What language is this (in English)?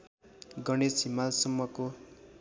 Nepali